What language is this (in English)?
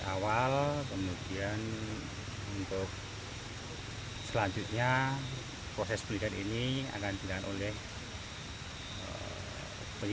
Indonesian